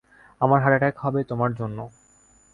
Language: Bangla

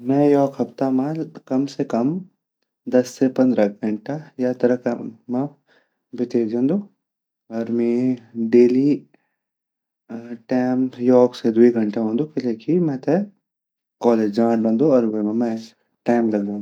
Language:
Garhwali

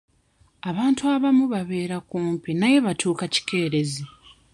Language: Ganda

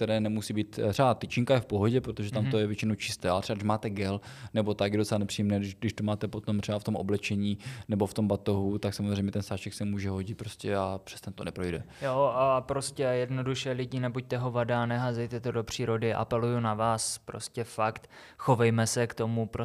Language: Czech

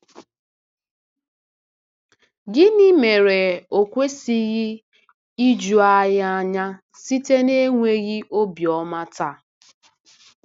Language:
Igbo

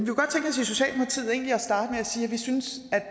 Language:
Danish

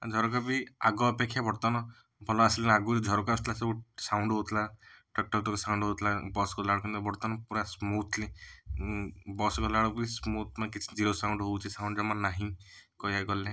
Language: Odia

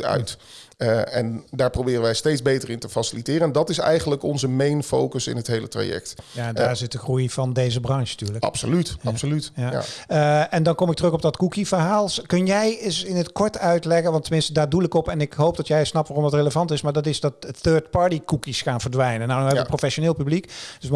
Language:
Dutch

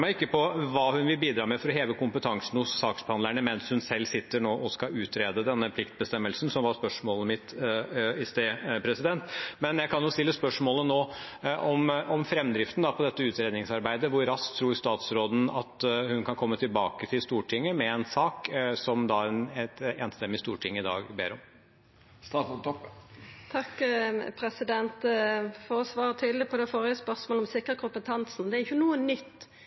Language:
Norwegian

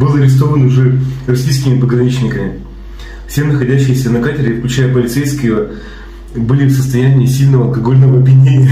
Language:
Russian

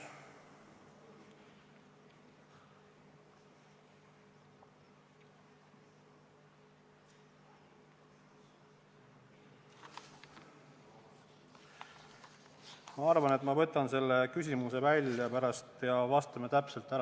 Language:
Estonian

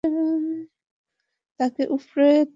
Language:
Bangla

